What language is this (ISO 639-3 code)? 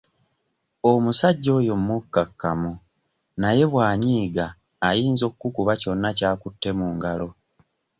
lug